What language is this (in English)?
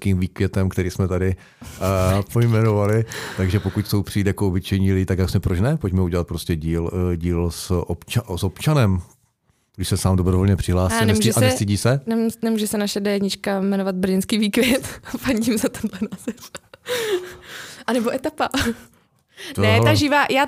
Czech